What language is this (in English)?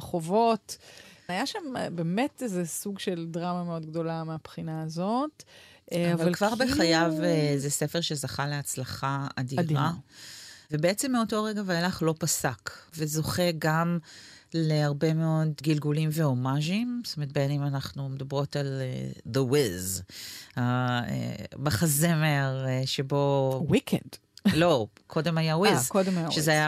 Hebrew